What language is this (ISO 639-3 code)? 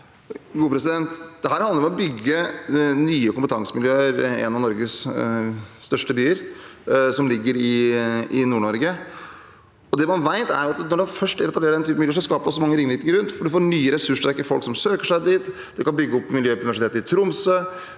nor